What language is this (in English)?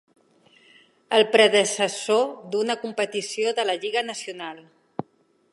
Catalan